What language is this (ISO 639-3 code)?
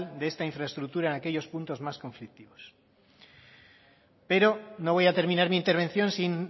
spa